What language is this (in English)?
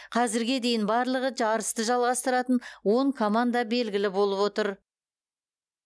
Kazakh